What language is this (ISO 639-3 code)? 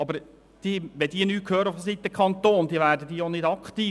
gsw